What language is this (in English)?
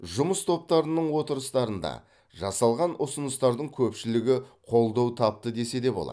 Kazakh